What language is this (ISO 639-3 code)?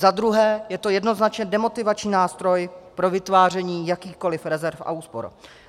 ces